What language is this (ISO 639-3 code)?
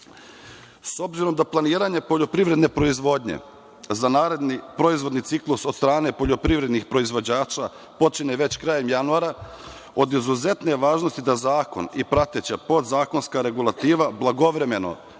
srp